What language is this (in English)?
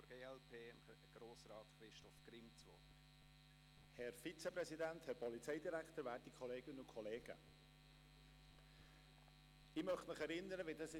Swiss German